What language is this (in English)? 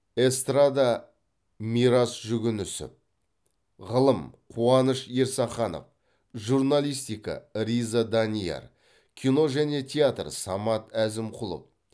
Kazakh